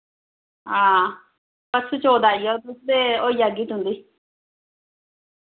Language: Dogri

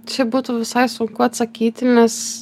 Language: Lithuanian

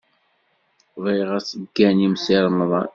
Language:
Kabyle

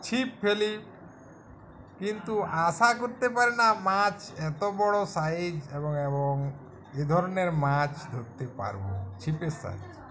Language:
Bangla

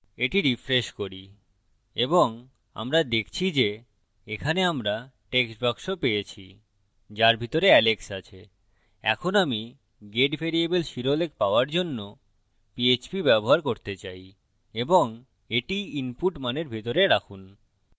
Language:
Bangla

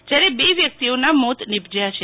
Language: Gujarati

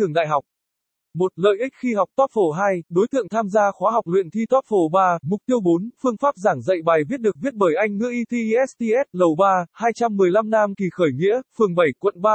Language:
Vietnamese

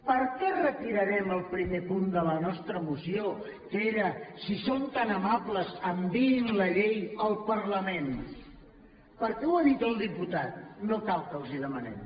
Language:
Catalan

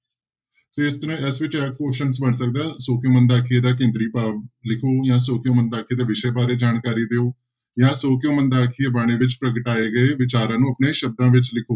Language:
Punjabi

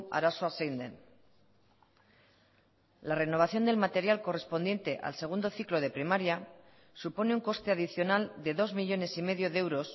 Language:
Spanish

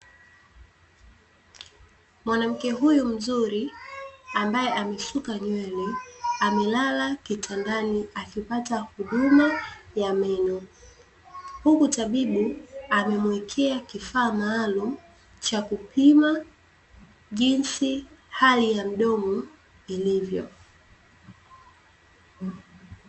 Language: Swahili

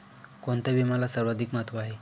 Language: Marathi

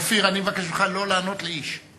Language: Hebrew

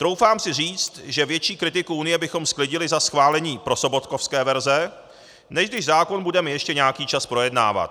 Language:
Czech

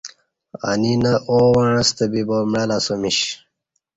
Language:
Kati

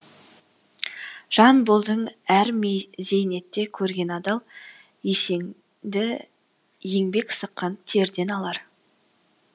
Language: Kazakh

